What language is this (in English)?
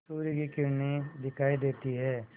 Hindi